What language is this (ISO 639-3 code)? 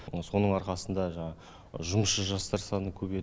kaz